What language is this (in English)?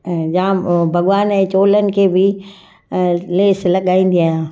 Sindhi